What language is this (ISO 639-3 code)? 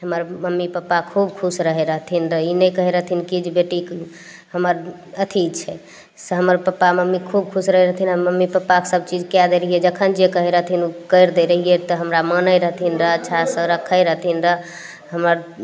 mai